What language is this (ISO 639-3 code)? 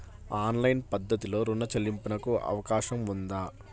tel